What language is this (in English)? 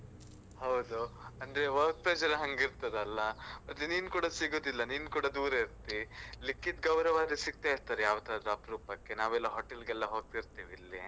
Kannada